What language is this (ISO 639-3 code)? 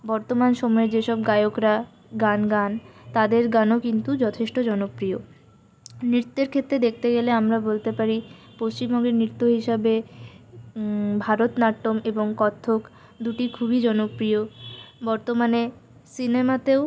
ben